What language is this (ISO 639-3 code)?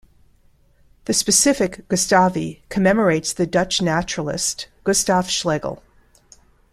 eng